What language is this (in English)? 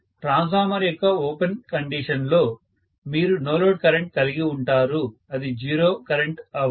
Telugu